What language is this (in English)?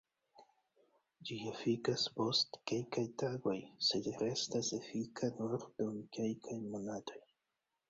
Esperanto